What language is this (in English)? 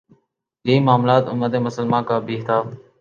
Urdu